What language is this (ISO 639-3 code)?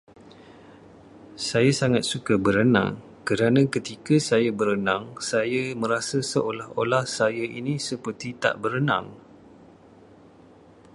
msa